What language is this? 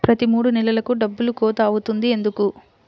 Telugu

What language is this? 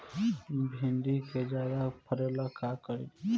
Bhojpuri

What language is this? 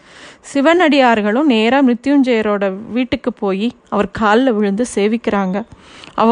Tamil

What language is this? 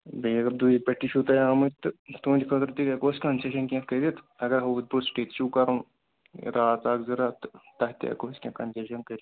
Kashmiri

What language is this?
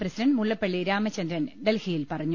Malayalam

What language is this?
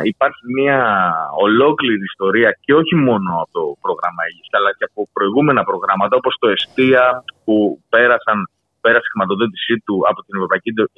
Greek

